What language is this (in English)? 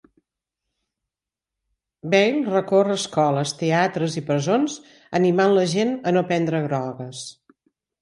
Catalan